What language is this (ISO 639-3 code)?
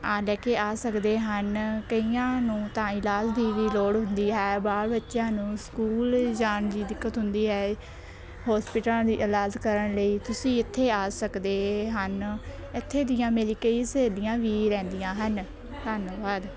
pan